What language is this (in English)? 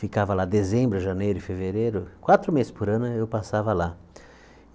Portuguese